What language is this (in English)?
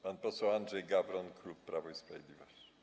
Polish